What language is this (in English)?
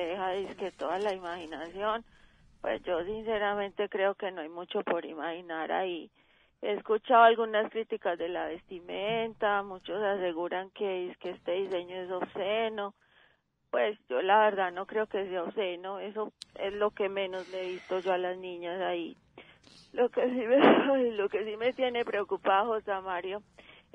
Spanish